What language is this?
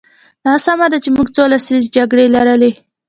Pashto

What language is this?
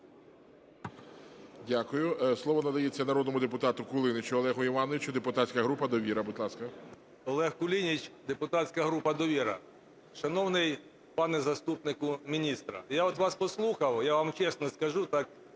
Ukrainian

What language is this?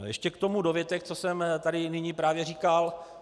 Czech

